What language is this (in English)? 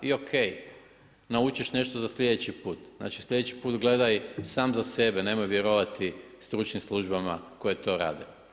Croatian